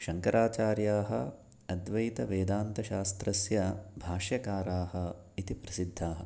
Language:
Sanskrit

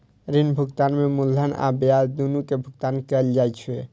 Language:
Maithili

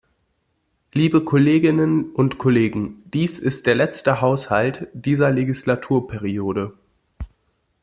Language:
German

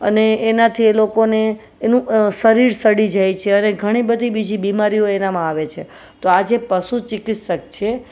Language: Gujarati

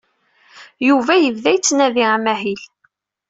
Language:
Kabyle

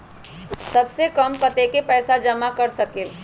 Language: Magahi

